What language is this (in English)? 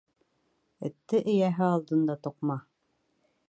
Bashkir